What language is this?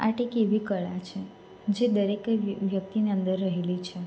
Gujarati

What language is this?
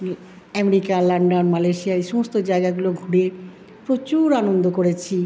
Bangla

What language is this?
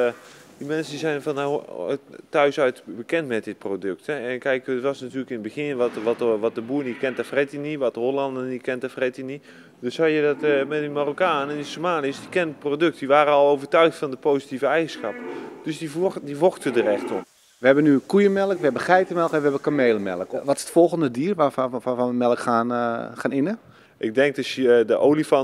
Dutch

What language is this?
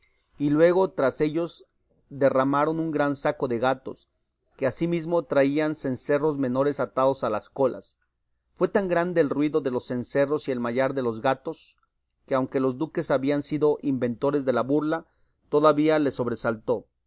Spanish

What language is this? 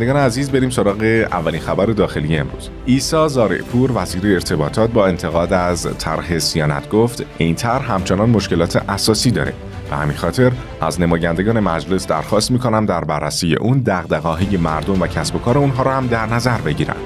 Persian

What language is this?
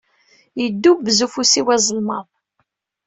Kabyle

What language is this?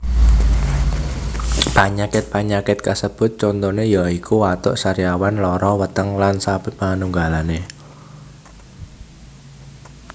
Javanese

